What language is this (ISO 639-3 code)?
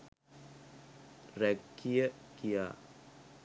sin